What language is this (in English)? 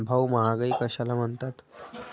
Marathi